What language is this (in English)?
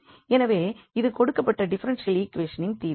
Tamil